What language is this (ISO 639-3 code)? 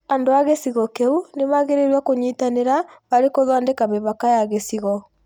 kik